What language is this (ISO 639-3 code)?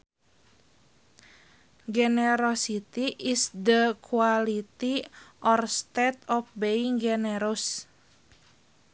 sun